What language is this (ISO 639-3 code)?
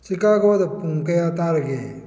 mni